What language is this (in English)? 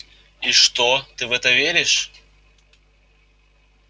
Russian